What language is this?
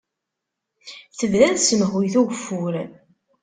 Kabyle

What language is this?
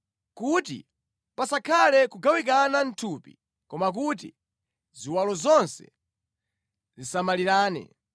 Nyanja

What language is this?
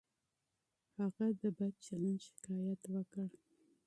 Pashto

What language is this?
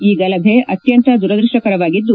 Kannada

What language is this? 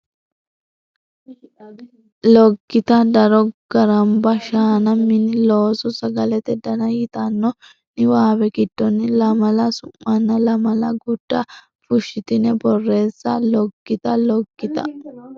Sidamo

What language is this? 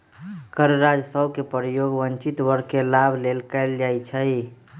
Magahi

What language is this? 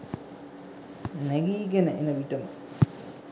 Sinhala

